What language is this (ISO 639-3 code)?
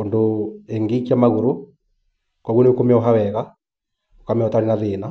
kik